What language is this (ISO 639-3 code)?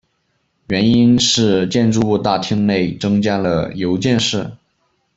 zho